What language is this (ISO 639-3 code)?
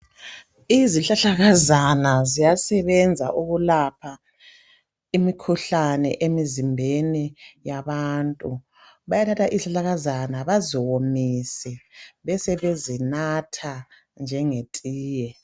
nde